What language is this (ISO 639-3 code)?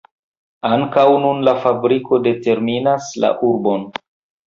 epo